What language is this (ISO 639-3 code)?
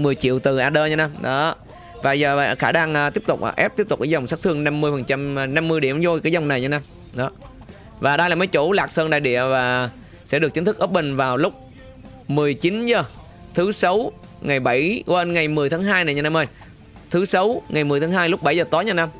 vie